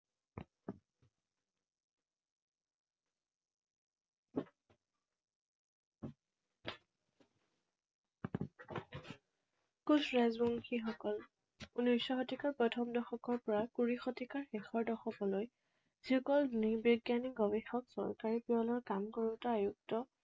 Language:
Assamese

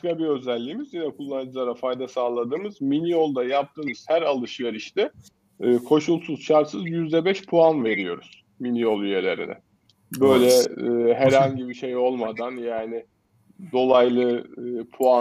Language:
Turkish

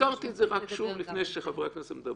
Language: Hebrew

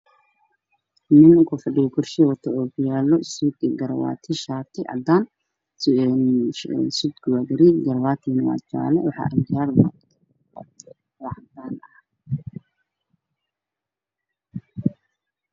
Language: Somali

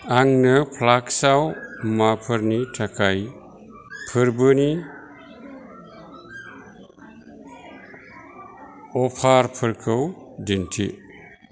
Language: Bodo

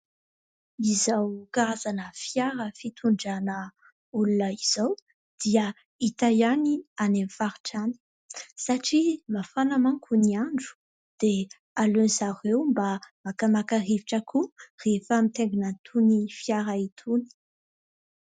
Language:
Malagasy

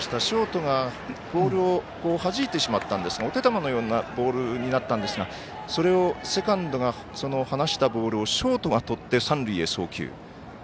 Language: Japanese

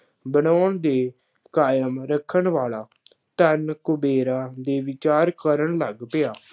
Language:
Punjabi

